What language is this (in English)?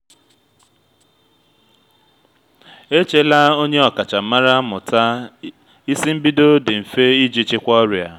Igbo